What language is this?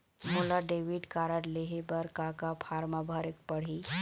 Chhattisgarhi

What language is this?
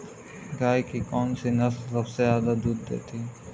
Hindi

